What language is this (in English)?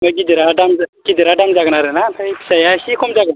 Bodo